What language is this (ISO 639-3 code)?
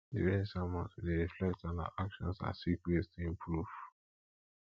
pcm